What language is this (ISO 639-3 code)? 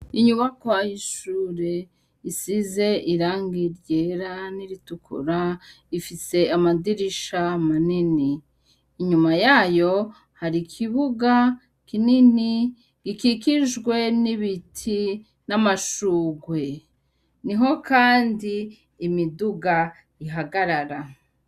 run